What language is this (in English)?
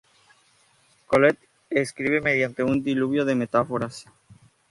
Spanish